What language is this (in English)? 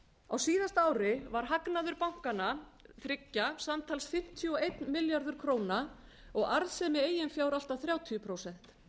Icelandic